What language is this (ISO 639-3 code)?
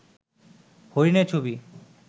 ben